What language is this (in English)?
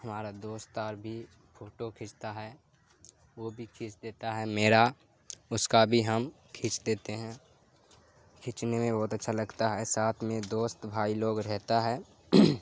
Urdu